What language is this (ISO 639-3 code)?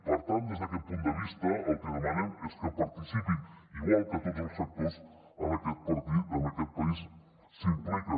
cat